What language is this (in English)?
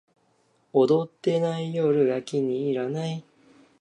Japanese